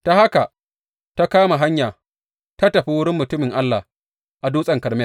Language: Hausa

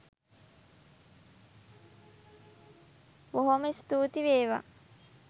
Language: Sinhala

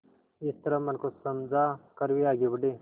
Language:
Hindi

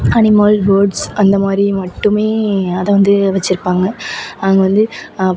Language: Tamil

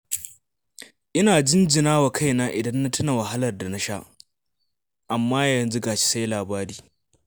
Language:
Hausa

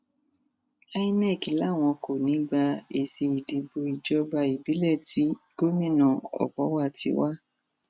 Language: Yoruba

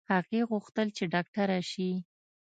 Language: Pashto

